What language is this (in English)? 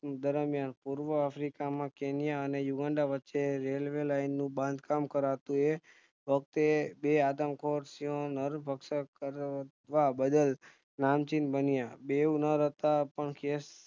Gujarati